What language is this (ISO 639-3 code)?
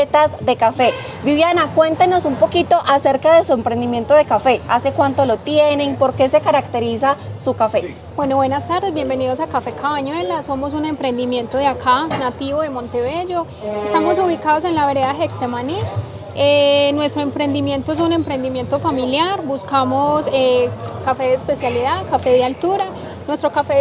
spa